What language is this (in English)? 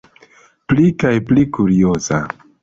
Esperanto